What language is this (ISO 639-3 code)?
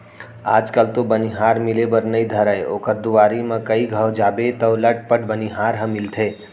hne